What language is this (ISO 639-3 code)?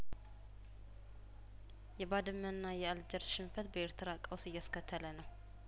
amh